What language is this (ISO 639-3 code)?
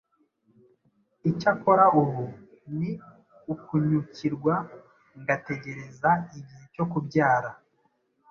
kin